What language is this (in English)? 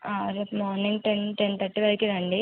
Telugu